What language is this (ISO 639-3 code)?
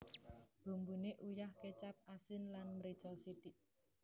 jav